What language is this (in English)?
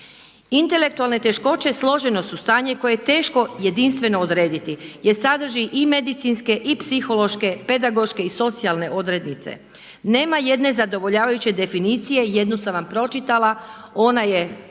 Croatian